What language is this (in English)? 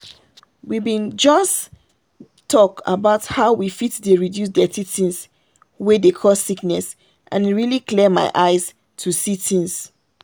Nigerian Pidgin